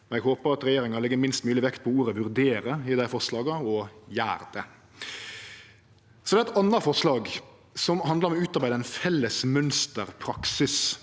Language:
Norwegian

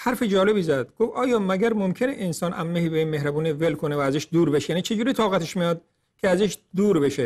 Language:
Persian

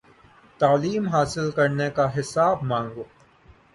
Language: Urdu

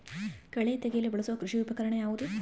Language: Kannada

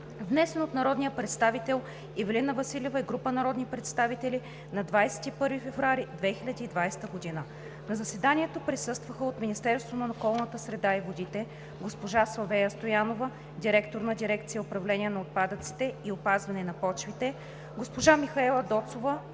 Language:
Bulgarian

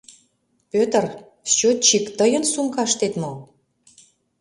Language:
Mari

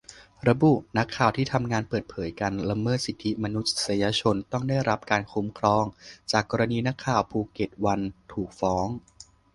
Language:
Thai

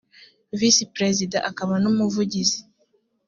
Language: Kinyarwanda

